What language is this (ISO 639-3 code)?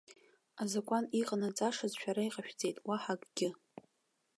abk